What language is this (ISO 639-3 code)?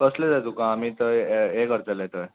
kok